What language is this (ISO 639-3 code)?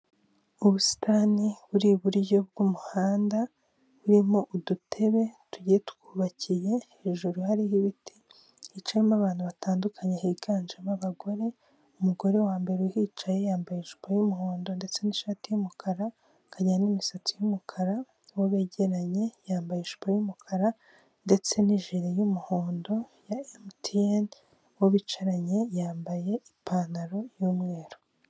kin